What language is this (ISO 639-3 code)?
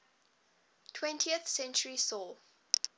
eng